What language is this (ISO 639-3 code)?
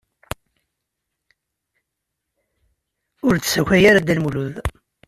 kab